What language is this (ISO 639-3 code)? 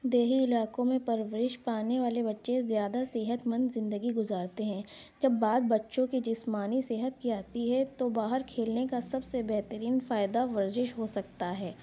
urd